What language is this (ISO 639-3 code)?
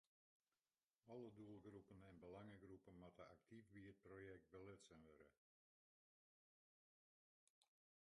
fry